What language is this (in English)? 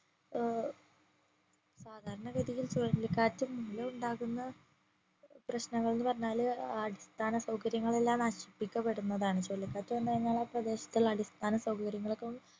Malayalam